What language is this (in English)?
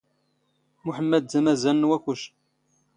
Standard Moroccan Tamazight